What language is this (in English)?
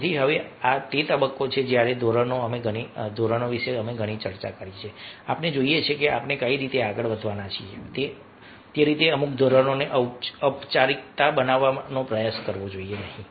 Gujarati